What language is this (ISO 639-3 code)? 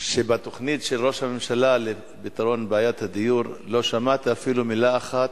heb